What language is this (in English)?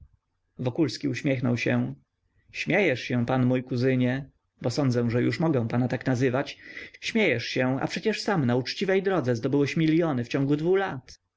Polish